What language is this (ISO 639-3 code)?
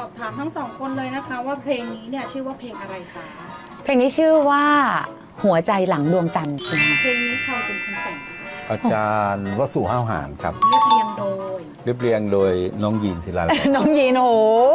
tha